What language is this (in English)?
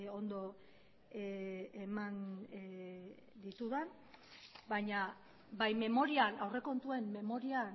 Basque